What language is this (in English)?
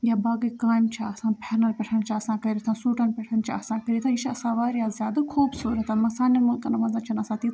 Kashmiri